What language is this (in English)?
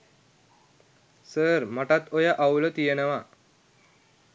Sinhala